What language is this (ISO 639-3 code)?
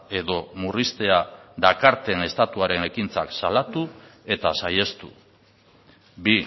eus